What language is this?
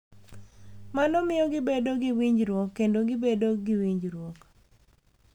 Luo (Kenya and Tanzania)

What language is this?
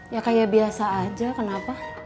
Indonesian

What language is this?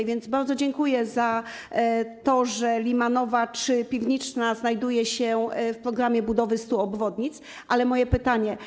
Polish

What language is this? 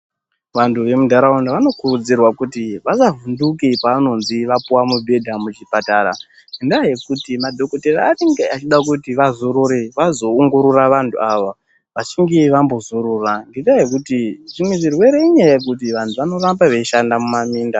Ndau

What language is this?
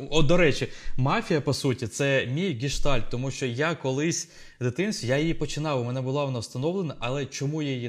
Ukrainian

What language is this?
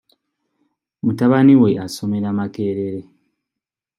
Ganda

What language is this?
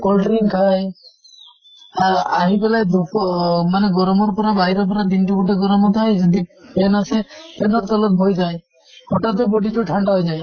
Assamese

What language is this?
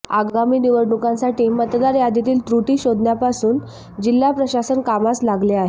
Marathi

